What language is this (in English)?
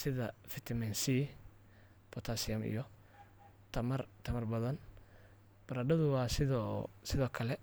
Somali